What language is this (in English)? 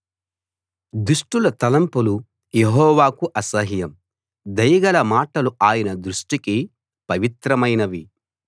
Telugu